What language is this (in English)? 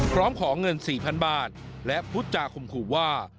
Thai